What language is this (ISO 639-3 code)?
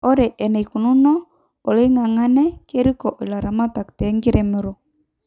mas